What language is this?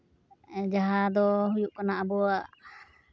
Santali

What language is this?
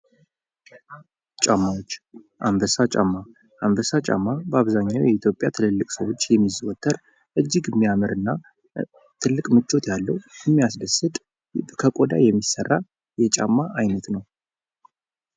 Amharic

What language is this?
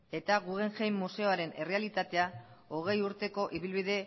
Basque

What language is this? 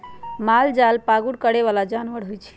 Magahi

